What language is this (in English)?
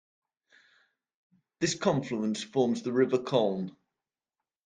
English